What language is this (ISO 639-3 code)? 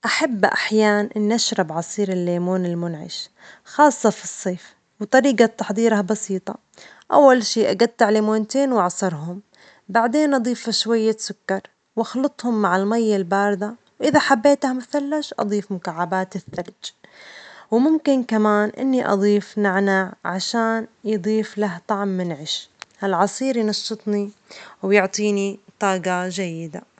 acx